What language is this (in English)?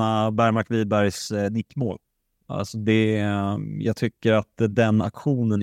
Swedish